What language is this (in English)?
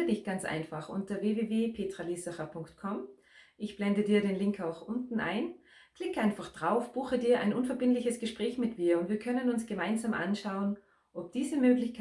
German